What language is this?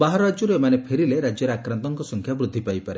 Odia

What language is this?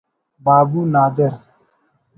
Brahui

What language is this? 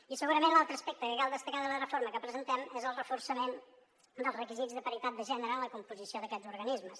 Catalan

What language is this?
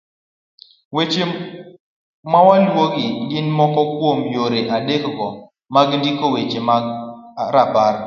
Luo (Kenya and Tanzania)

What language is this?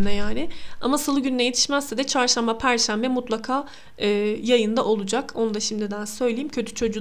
Turkish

